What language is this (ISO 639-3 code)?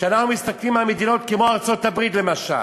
heb